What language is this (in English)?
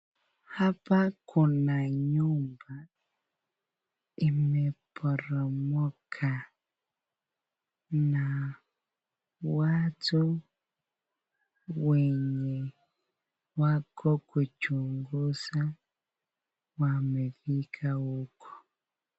Swahili